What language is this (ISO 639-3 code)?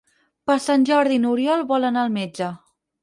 cat